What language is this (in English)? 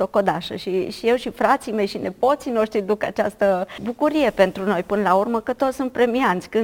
Romanian